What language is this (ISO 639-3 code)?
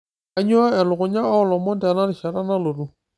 mas